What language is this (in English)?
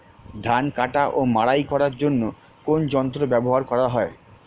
Bangla